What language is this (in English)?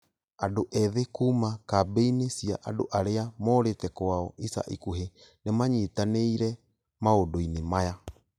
Kikuyu